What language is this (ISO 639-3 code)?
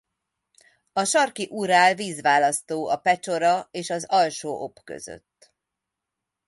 hun